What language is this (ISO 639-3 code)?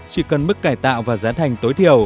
vie